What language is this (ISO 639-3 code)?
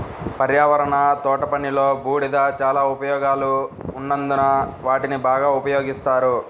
tel